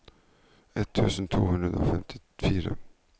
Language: Norwegian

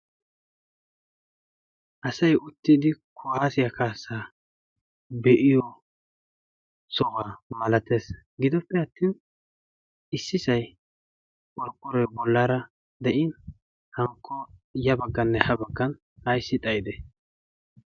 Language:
Wolaytta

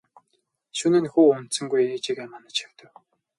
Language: Mongolian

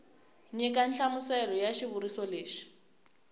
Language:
Tsonga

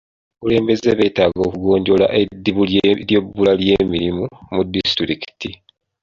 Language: Ganda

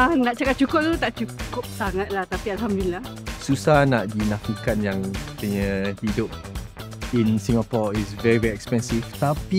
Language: Malay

